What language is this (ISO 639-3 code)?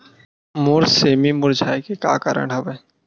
hne